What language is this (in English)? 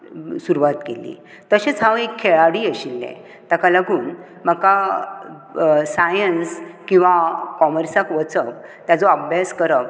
Konkani